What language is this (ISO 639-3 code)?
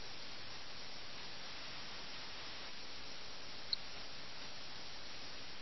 mal